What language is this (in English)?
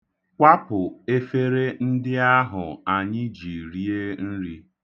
Igbo